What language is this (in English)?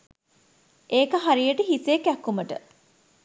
Sinhala